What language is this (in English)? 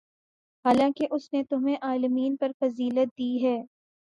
Urdu